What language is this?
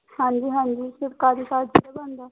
Punjabi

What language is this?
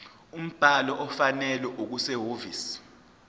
Zulu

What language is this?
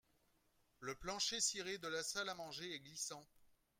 French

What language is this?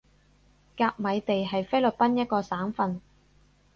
Cantonese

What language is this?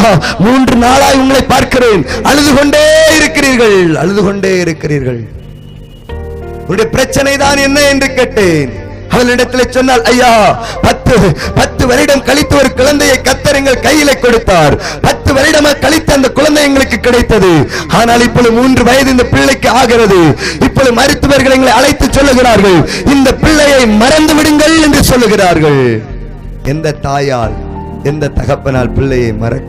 Tamil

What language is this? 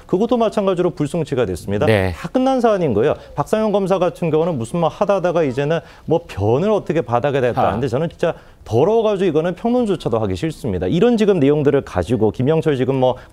Korean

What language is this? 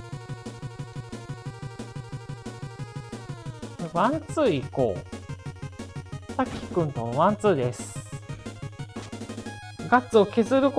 Japanese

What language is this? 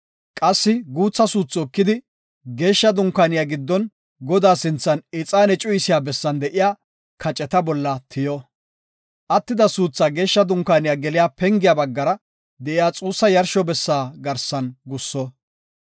Gofa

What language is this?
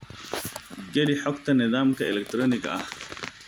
Somali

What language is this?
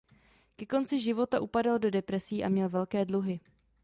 Czech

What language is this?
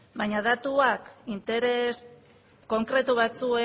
Basque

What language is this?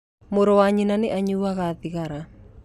Kikuyu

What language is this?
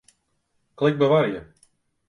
Western Frisian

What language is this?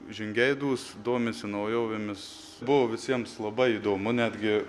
Lithuanian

